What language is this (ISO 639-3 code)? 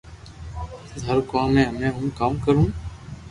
lrk